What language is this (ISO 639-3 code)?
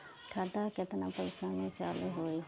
bho